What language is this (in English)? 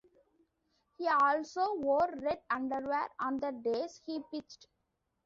English